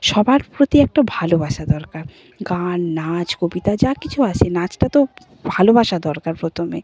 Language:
Bangla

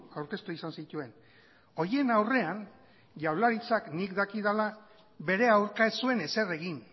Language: Basque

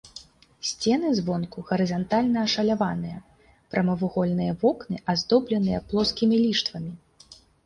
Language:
Belarusian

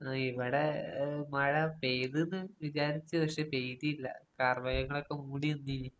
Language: Malayalam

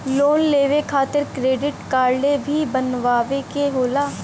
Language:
Bhojpuri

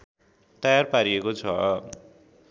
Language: Nepali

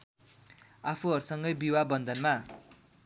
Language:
Nepali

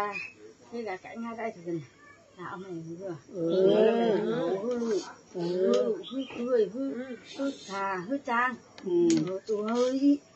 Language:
Vietnamese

